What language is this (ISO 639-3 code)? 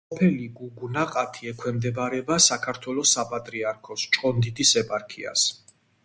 kat